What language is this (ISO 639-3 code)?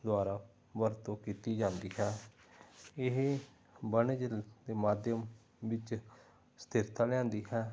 pan